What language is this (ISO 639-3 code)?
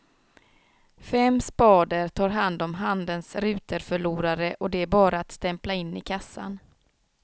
swe